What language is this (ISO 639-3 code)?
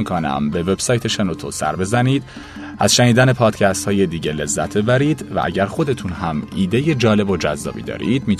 fas